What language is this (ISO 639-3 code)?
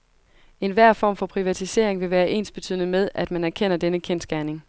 dan